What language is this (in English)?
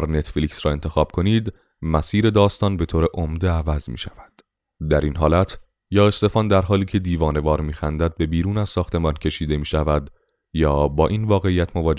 Persian